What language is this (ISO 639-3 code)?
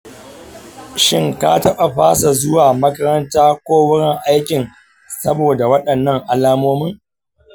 hau